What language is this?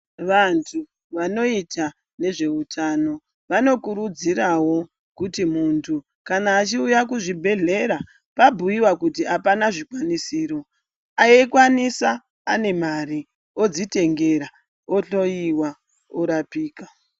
Ndau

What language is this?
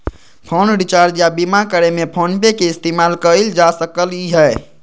Magahi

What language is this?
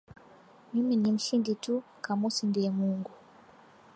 Swahili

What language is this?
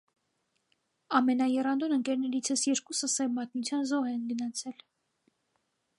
Armenian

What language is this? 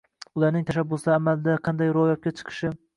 Uzbek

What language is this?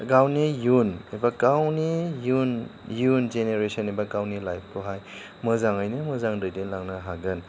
Bodo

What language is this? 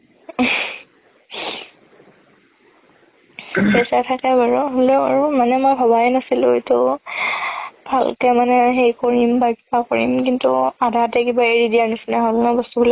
Assamese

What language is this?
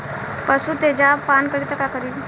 Bhojpuri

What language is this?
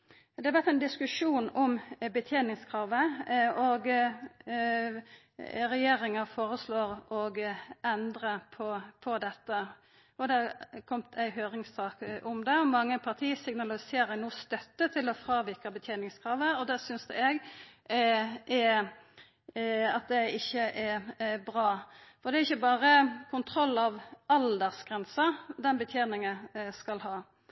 Norwegian Nynorsk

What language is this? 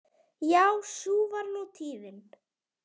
Icelandic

